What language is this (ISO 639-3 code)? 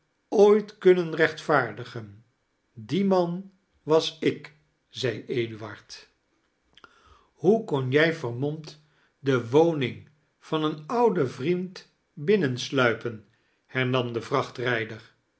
nld